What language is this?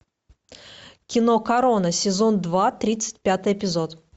Russian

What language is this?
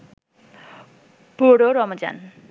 Bangla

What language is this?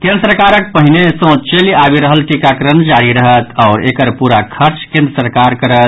Maithili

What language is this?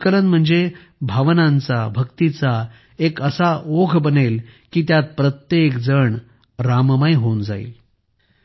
Marathi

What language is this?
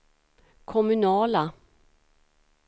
Swedish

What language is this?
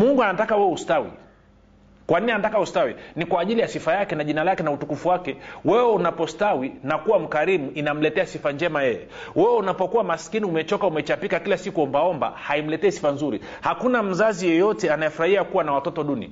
Swahili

